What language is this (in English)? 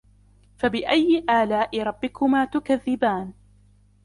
Arabic